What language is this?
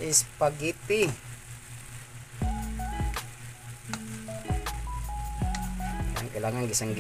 Filipino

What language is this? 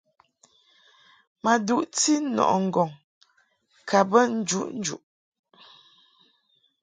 Mungaka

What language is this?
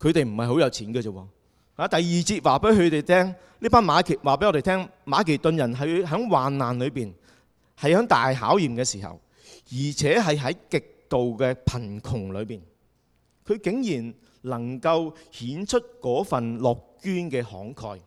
Chinese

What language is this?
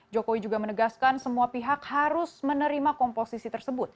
Indonesian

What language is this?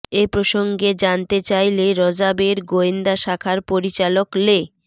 Bangla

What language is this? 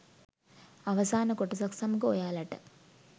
Sinhala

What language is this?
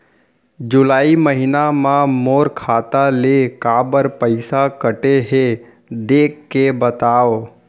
Chhattisgarhi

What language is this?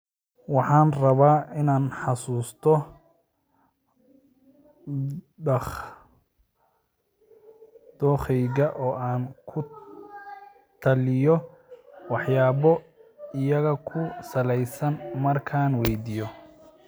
Somali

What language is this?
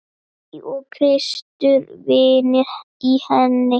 Icelandic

